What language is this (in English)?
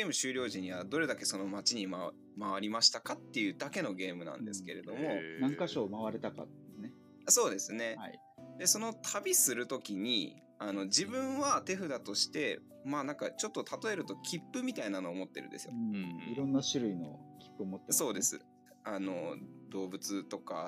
Japanese